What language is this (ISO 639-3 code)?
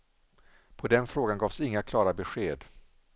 swe